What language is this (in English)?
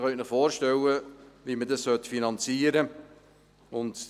Swiss German